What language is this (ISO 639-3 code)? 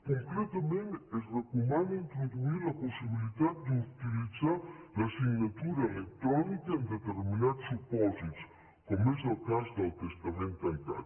cat